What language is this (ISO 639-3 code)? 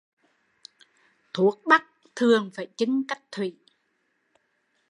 vie